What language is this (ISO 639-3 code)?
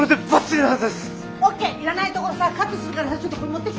jpn